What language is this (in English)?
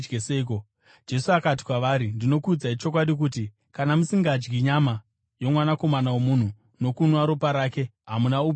Shona